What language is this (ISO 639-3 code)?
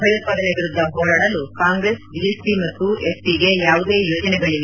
kan